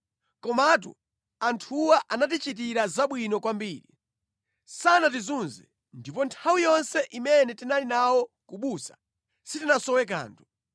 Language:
Nyanja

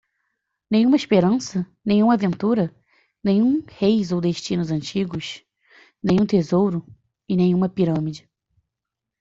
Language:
Portuguese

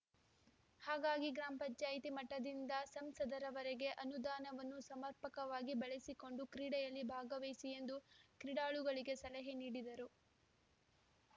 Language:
Kannada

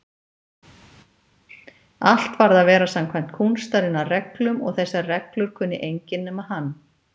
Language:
Icelandic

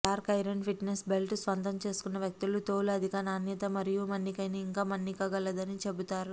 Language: Telugu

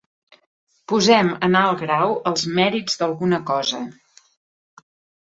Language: Catalan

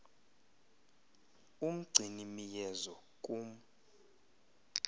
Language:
Xhosa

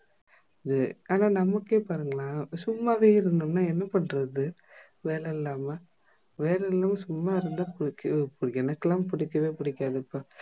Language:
Tamil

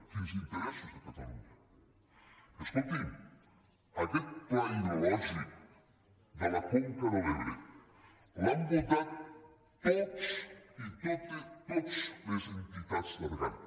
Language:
Catalan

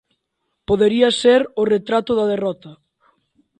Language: Galician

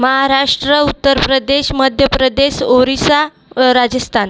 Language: Marathi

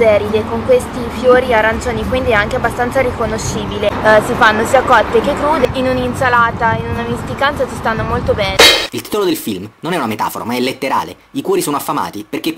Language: Italian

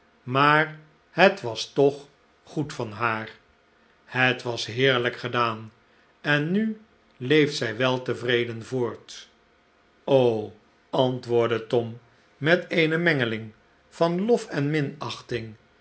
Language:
Dutch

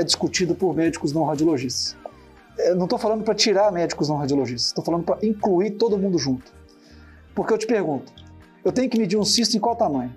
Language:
Portuguese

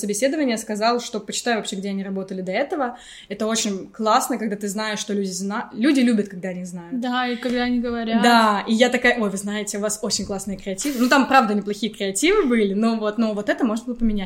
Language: Russian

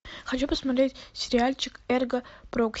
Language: Russian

